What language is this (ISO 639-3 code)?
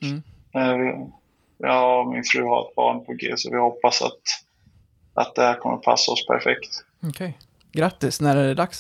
swe